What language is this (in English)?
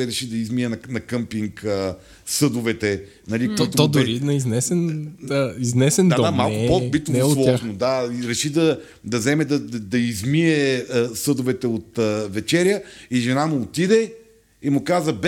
Bulgarian